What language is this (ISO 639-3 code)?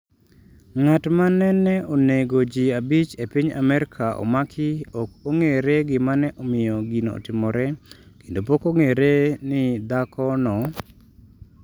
luo